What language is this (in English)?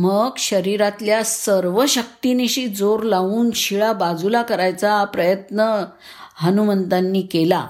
Marathi